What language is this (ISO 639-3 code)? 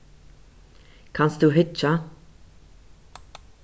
fao